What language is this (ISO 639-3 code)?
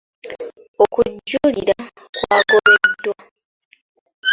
lug